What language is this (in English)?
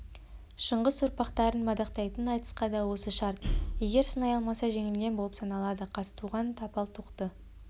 Kazakh